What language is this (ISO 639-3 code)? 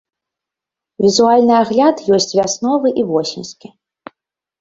bel